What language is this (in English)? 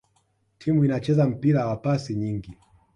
Swahili